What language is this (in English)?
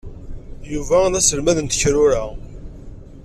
Kabyle